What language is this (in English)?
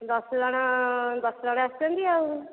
Odia